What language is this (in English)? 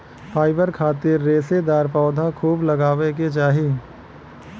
Bhojpuri